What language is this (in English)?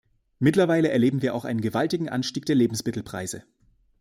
German